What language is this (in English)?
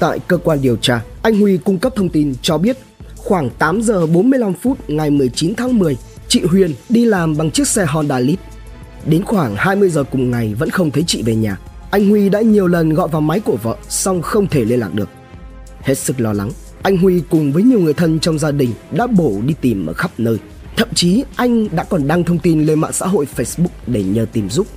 Vietnamese